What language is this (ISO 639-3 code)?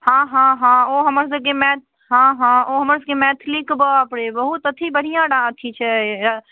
mai